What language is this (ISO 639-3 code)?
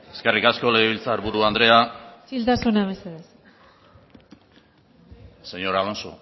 eus